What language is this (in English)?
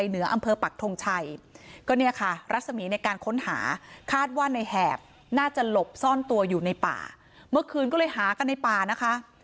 Thai